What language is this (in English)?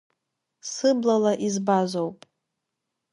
Abkhazian